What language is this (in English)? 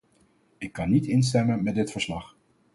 Dutch